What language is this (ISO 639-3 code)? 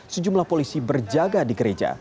ind